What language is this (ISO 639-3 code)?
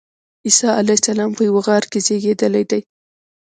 pus